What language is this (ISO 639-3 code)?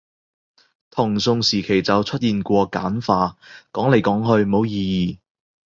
yue